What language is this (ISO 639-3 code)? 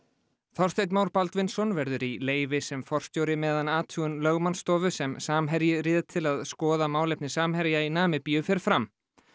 isl